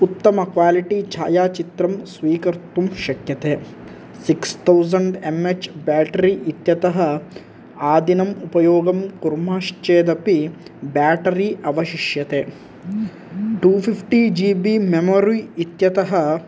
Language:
Sanskrit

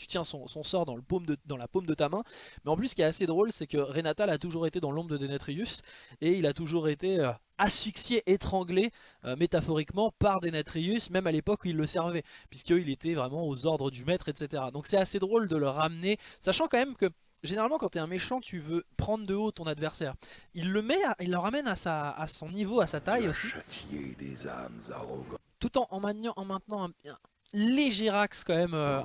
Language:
French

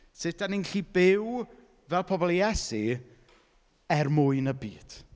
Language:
Welsh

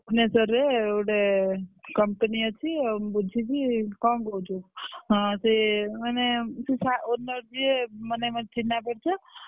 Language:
Odia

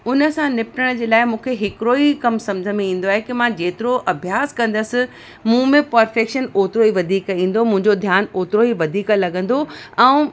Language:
Sindhi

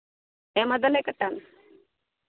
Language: Santali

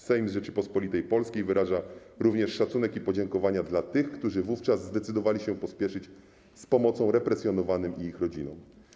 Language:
Polish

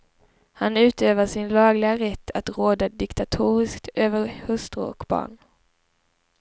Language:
Swedish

